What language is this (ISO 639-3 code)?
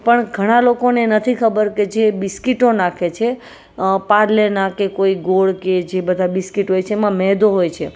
guj